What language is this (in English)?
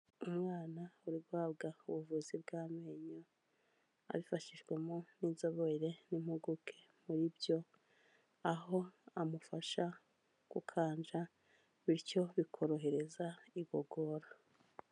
Kinyarwanda